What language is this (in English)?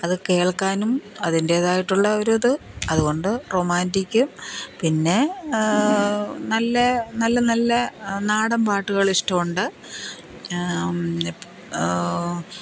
Malayalam